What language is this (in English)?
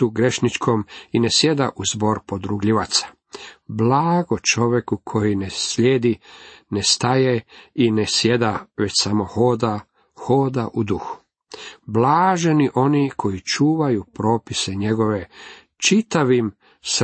Croatian